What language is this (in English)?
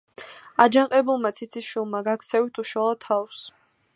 Georgian